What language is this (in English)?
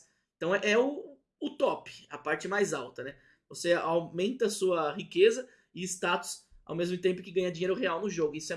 Portuguese